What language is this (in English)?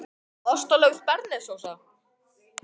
Icelandic